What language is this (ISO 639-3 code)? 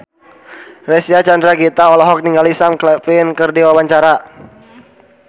sun